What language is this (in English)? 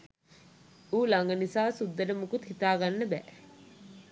Sinhala